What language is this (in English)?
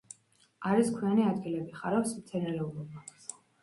Georgian